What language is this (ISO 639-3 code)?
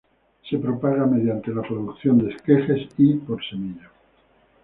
spa